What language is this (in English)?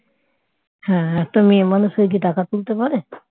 Bangla